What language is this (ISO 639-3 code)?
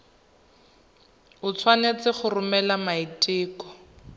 tsn